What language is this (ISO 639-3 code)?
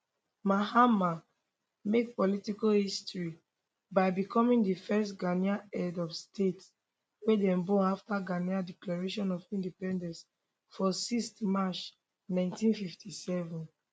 pcm